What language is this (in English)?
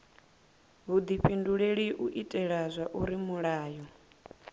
Venda